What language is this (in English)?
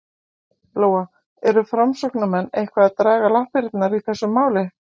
Icelandic